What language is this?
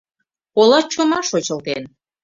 Mari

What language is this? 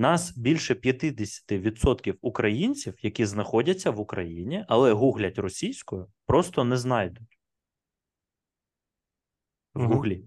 Ukrainian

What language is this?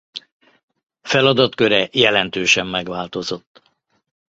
Hungarian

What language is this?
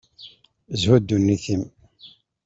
Kabyle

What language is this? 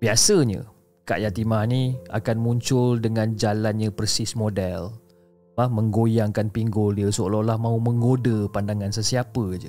Malay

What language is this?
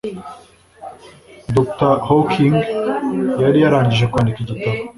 Kinyarwanda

